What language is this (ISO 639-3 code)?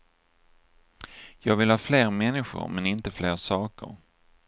swe